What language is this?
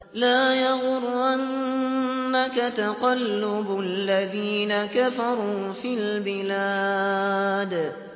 Arabic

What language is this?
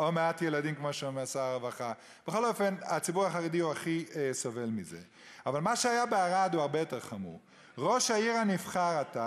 Hebrew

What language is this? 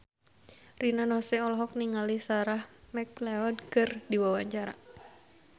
Sundanese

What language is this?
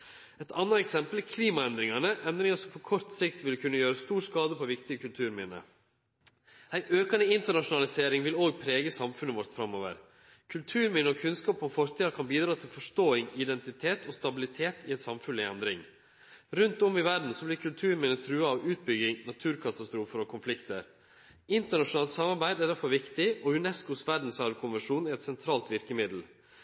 Norwegian Nynorsk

